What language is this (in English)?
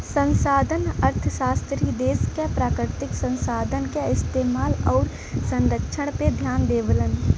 Bhojpuri